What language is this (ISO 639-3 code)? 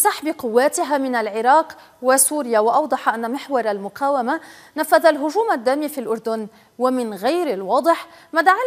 ara